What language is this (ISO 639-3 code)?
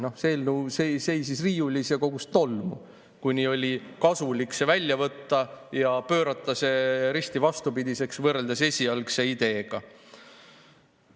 est